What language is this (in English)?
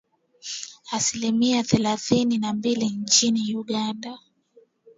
Swahili